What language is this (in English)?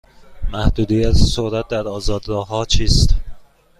Persian